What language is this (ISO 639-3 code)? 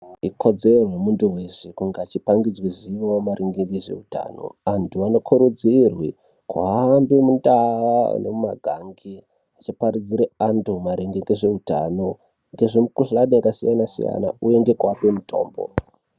ndc